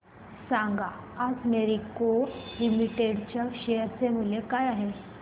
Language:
Marathi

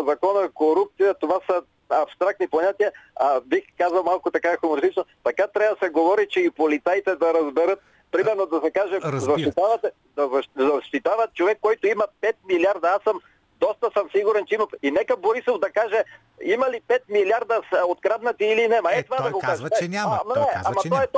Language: Bulgarian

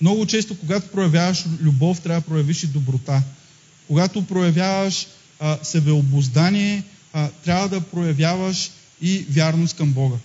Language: Bulgarian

